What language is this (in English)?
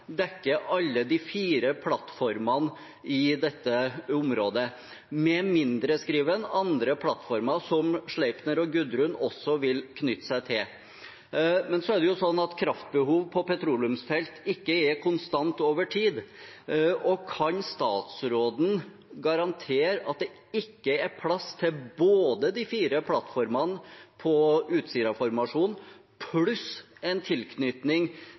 Norwegian Bokmål